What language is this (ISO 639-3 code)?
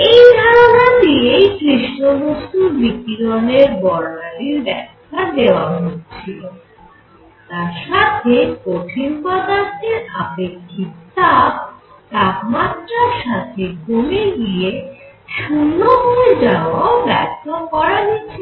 ben